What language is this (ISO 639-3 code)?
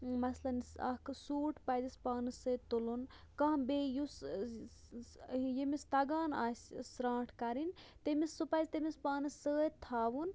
kas